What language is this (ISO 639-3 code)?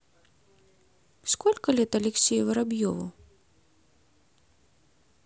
rus